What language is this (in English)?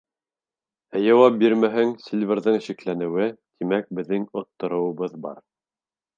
Bashkir